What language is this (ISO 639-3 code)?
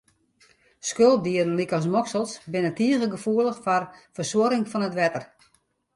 fry